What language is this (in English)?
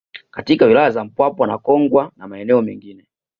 Swahili